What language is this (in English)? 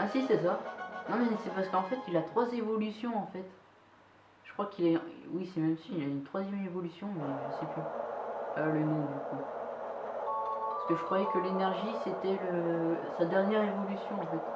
French